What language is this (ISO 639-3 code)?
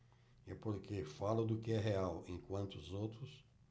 por